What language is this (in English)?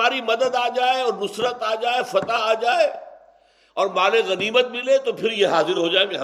Urdu